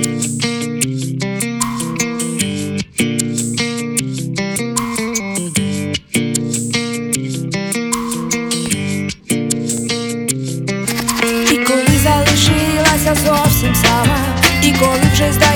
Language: Ukrainian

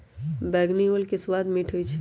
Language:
Magahi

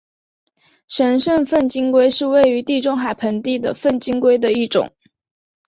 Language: Chinese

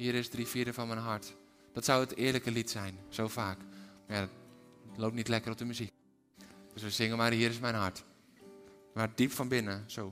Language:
Dutch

